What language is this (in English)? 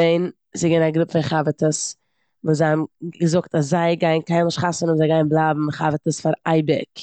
Yiddish